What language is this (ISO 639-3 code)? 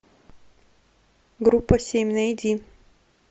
rus